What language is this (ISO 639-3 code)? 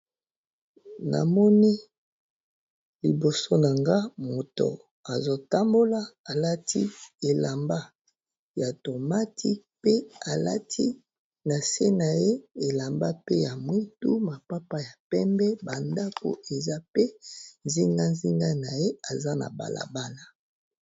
lin